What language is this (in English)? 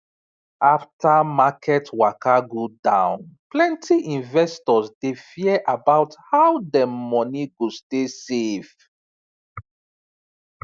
Nigerian Pidgin